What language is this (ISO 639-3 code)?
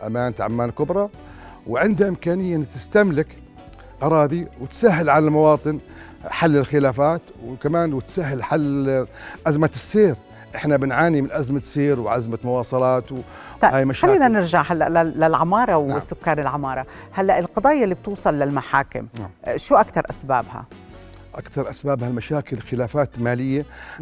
ara